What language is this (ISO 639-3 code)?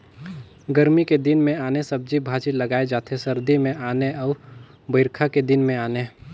hne